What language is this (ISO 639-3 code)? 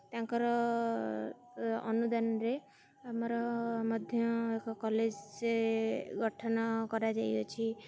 ori